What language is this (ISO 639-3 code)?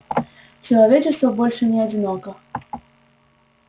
rus